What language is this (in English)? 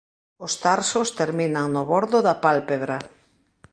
Galician